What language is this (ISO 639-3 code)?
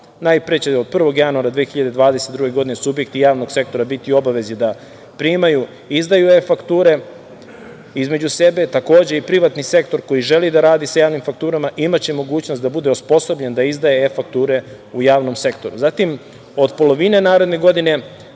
srp